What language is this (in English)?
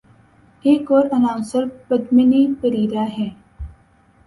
Urdu